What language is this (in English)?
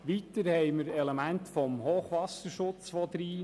Swiss German